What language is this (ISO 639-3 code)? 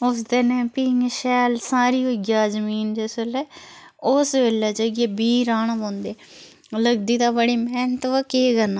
doi